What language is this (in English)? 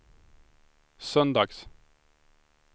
Swedish